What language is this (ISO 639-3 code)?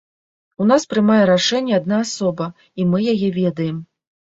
bel